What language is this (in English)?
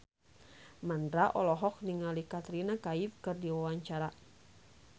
Sundanese